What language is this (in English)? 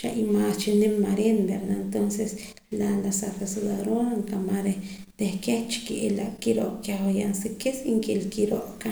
Poqomam